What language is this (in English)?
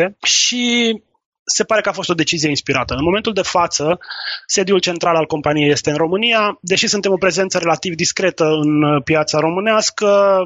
Romanian